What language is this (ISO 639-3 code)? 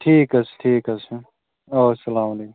kas